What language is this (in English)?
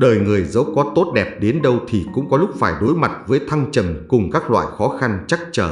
Vietnamese